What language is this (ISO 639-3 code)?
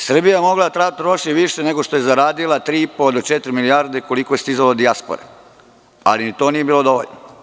srp